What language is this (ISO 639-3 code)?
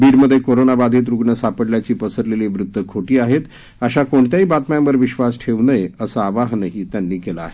mar